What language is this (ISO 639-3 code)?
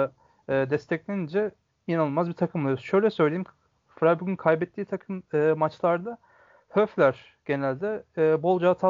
tur